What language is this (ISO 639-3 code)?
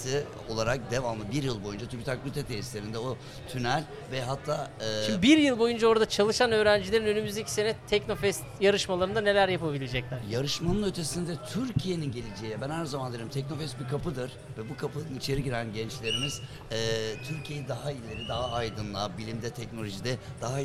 tur